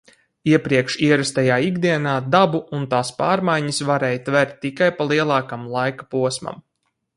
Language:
Latvian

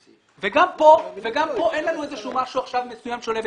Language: Hebrew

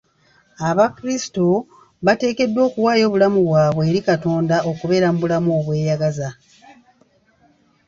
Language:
Ganda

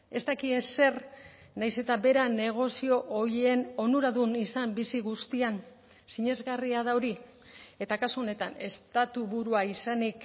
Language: Basque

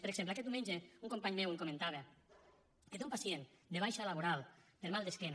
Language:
Catalan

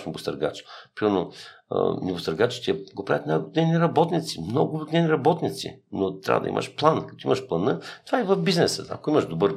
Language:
Bulgarian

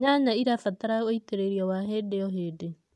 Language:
Kikuyu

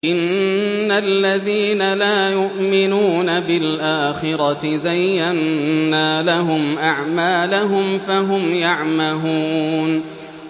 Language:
Arabic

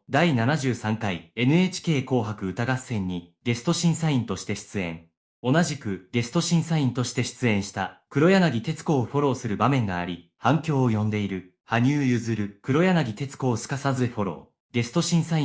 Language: Japanese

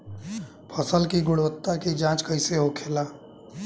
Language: Bhojpuri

